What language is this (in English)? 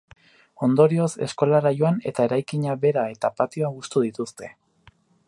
Basque